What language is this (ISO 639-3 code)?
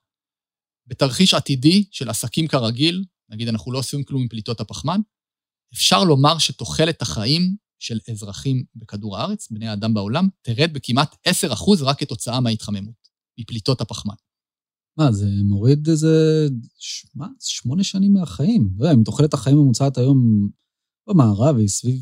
heb